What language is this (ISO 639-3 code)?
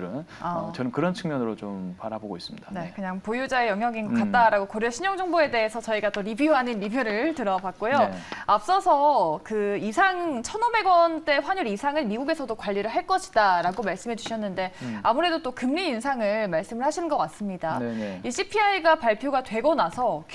kor